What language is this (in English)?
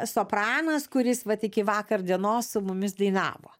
Lithuanian